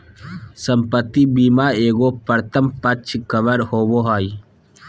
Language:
Magahi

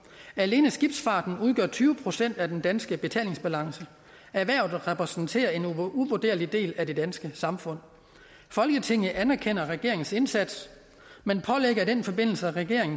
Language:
Danish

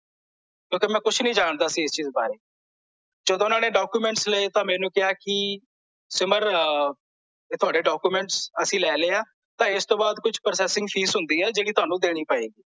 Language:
Punjabi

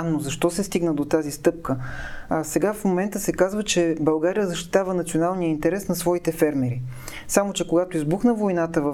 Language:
Bulgarian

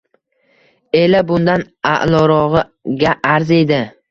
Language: Uzbek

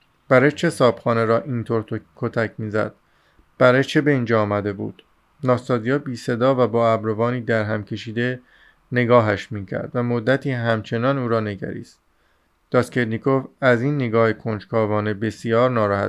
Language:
Persian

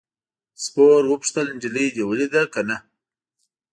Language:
Pashto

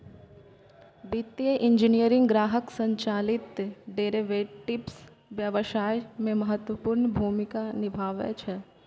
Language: Maithili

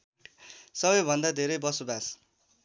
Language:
Nepali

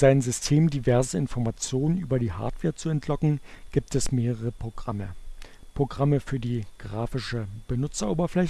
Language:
German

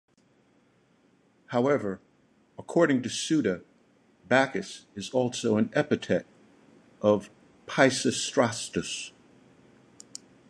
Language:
English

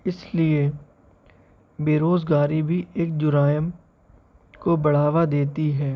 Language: Urdu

